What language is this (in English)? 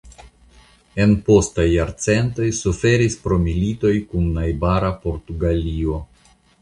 Esperanto